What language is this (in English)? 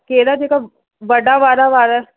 Sindhi